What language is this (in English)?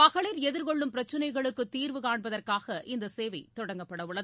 Tamil